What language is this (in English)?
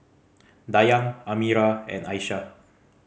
English